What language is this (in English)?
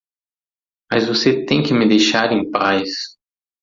Portuguese